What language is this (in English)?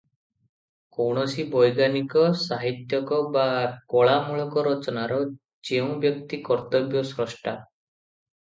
Odia